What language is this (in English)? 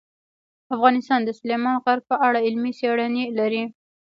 Pashto